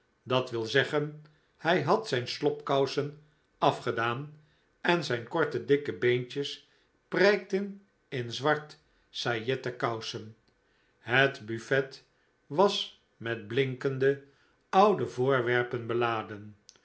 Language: Dutch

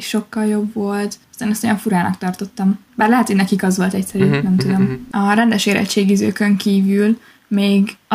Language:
Hungarian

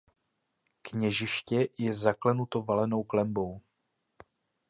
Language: Czech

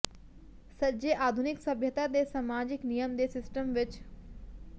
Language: Punjabi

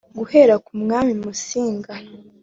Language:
Kinyarwanda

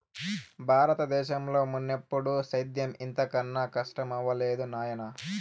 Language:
Telugu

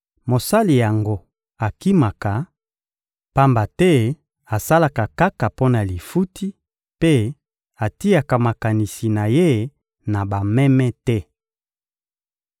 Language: Lingala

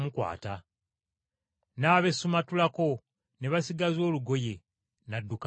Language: Ganda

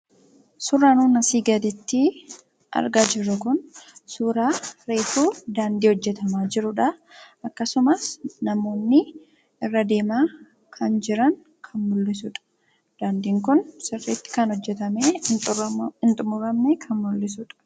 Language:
Oromo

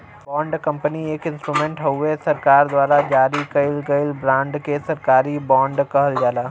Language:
Bhojpuri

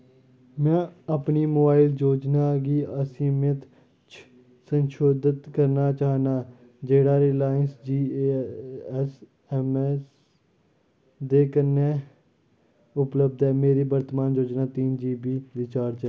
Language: Dogri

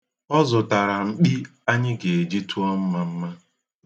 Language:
Igbo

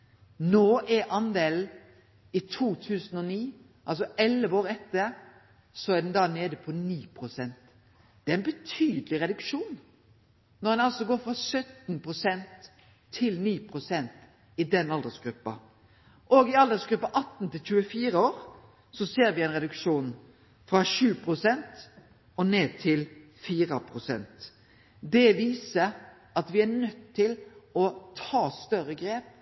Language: Norwegian Nynorsk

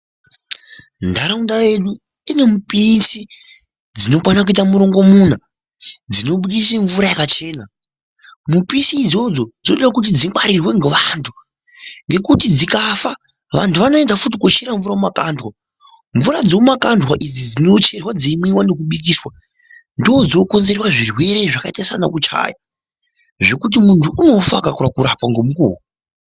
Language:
Ndau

